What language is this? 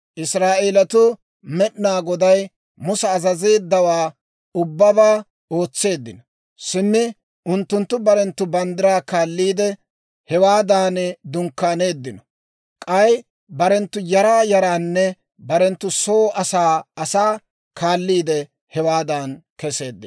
Dawro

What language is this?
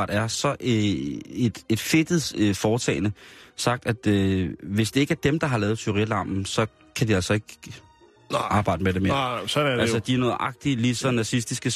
Danish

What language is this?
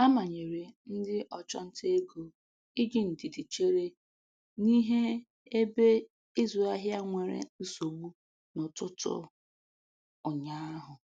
Igbo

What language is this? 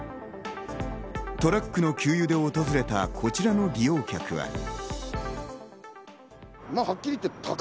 Japanese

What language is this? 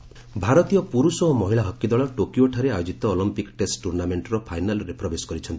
Odia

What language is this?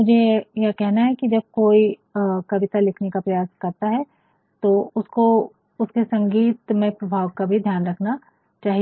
Hindi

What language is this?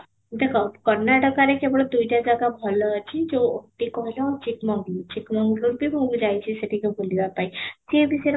Odia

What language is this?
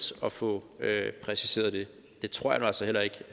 Danish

